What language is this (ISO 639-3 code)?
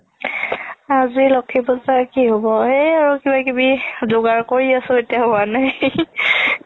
asm